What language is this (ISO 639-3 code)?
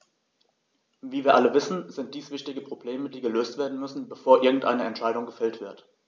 deu